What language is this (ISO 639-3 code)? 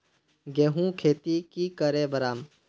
mag